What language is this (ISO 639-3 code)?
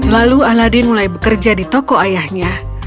ind